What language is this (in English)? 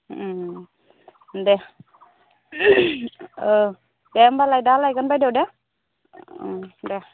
Bodo